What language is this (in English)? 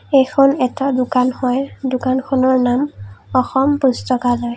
Assamese